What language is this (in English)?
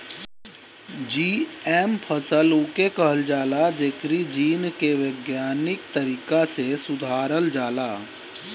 Bhojpuri